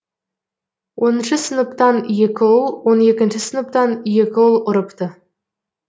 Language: Kazakh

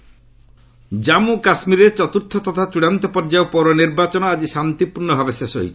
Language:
Odia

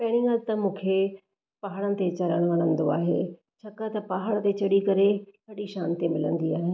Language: Sindhi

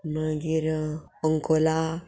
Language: Konkani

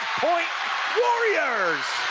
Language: English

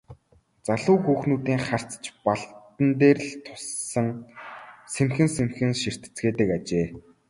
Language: Mongolian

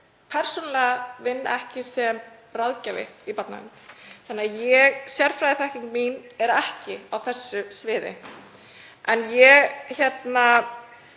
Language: Icelandic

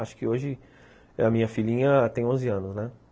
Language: Portuguese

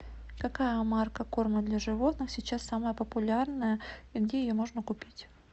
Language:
Russian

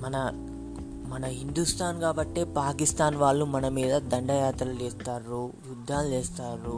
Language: Telugu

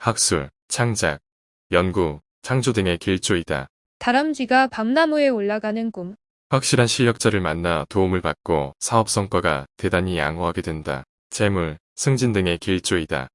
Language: Korean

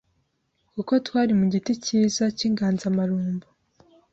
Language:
Kinyarwanda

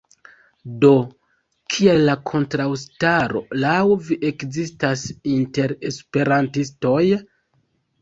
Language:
Esperanto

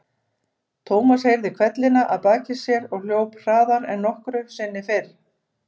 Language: Icelandic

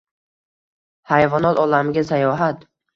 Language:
Uzbek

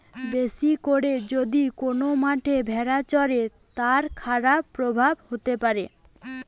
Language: Bangla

